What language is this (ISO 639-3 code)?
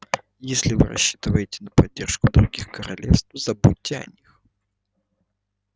rus